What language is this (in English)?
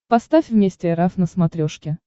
Russian